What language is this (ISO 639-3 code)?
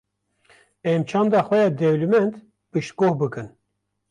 kur